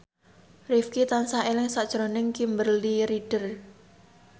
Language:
Javanese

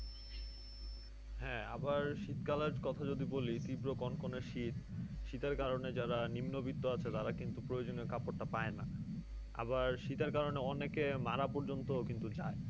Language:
Bangla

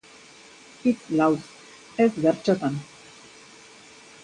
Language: Basque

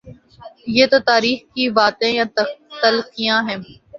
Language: Urdu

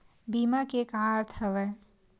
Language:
Chhattisgarhi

